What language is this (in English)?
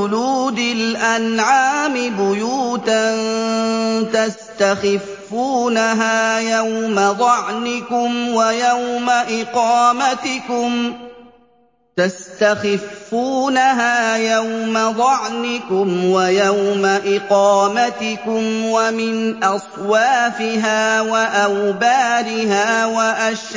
Arabic